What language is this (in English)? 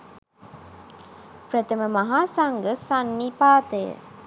Sinhala